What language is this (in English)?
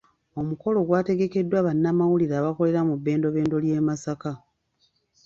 Ganda